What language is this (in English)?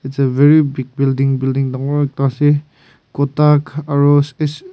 Naga Pidgin